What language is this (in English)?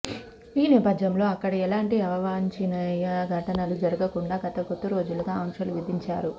Telugu